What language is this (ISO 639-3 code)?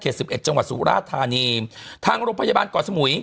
tha